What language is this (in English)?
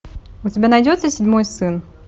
Russian